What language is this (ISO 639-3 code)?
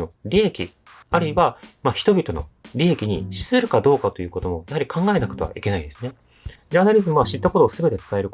jpn